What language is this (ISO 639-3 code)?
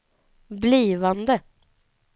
swe